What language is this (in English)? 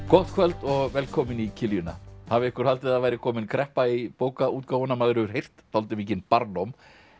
Icelandic